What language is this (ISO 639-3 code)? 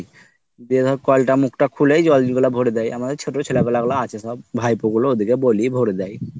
ben